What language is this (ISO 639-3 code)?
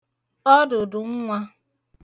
ibo